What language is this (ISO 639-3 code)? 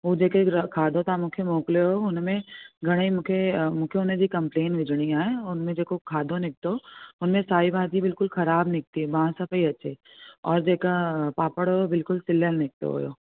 snd